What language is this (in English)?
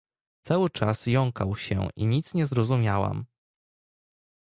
Polish